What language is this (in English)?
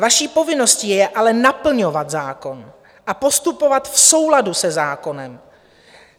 Czech